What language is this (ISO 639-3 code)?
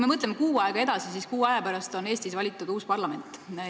est